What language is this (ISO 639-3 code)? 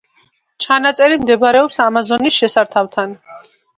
kat